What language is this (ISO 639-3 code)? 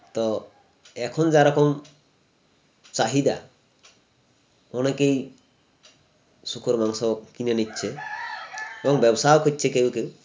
ben